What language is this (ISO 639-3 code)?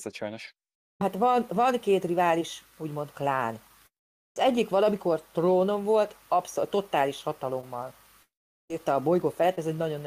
hun